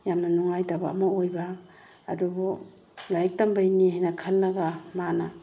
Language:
Manipuri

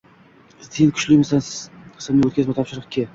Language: Uzbek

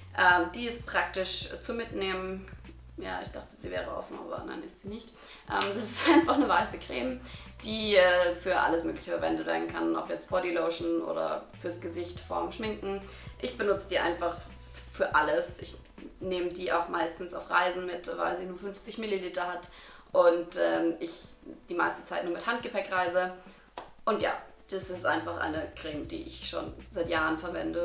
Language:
German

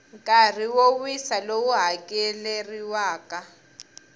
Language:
Tsonga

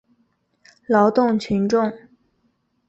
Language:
Chinese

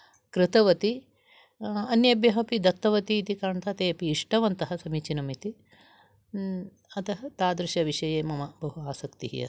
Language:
Sanskrit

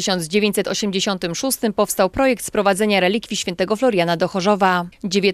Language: Polish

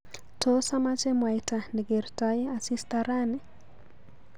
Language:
Kalenjin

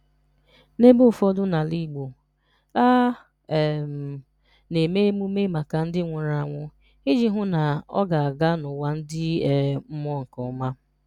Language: Igbo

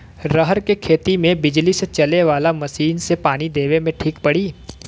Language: Bhojpuri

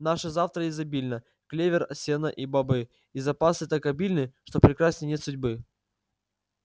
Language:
Russian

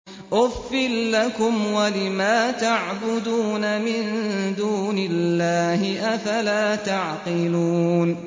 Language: Arabic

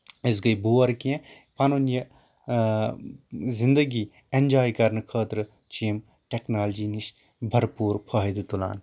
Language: Kashmiri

